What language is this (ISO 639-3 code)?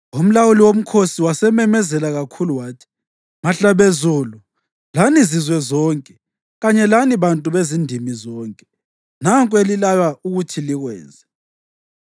nde